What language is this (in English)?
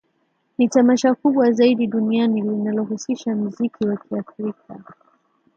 Swahili